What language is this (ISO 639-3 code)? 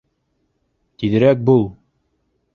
bak